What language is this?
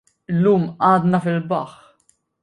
Maltese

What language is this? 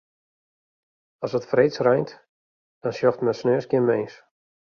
Western Frisian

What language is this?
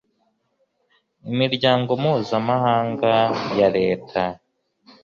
Kinyarwanda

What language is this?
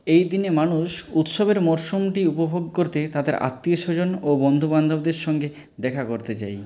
Bangla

